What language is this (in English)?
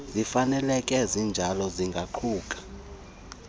Xhosa